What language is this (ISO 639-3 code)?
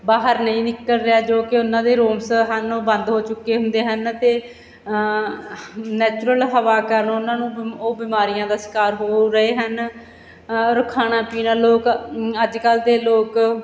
pan